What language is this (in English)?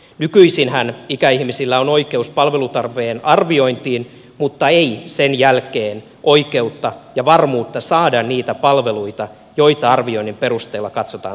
Finnish